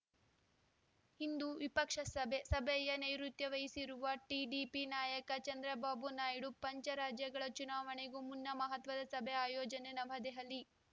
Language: Kannada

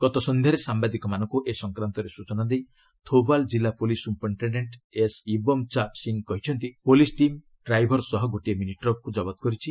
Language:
Odia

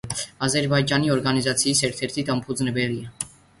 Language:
Georgian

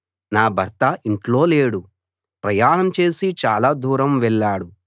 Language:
Telugu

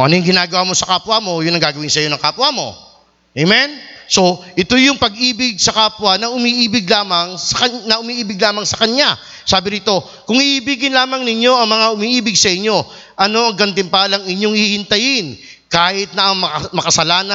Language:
Filipino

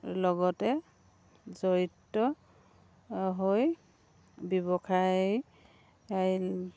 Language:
Assamese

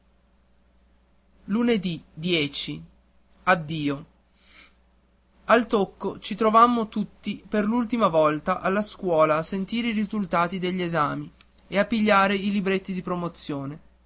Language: Italian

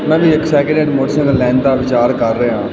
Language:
Punjabi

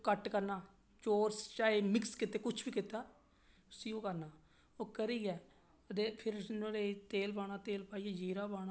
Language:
Dogri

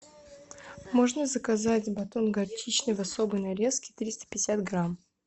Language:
Russian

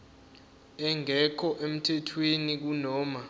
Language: Zulu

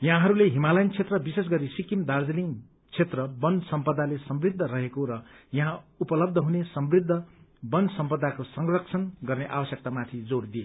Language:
Nepali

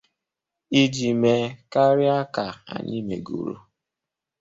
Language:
Igbo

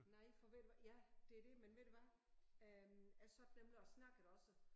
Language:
Danish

